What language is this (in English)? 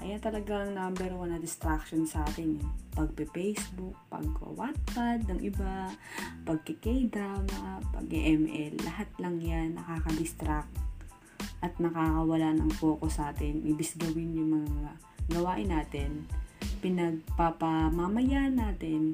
Filipino